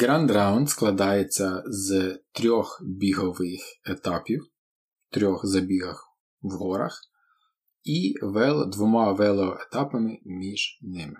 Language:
Ukrainian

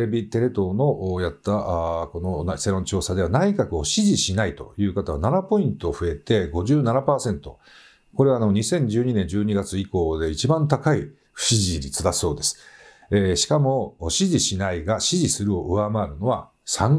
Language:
Japanese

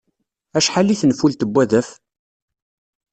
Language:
Kabyle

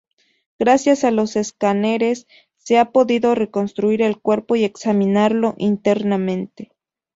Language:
Spanish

